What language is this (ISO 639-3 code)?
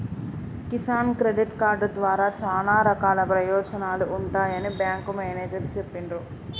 tel